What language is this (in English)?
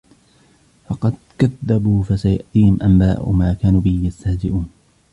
Arabic